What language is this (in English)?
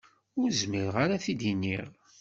Kabyle